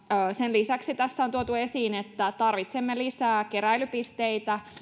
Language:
Finnish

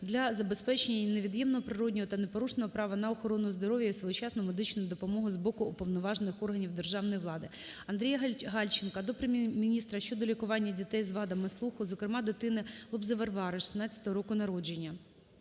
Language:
Ukrainian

